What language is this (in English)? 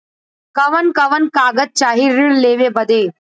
Bhojpuri